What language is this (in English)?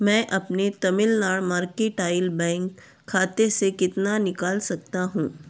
Hindi